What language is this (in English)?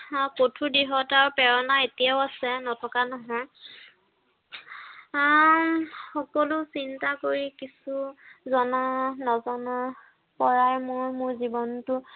Assamese